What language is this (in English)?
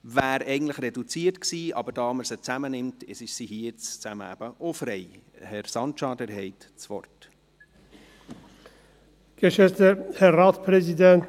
Swiss German